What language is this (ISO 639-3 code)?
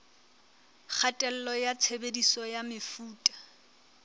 sot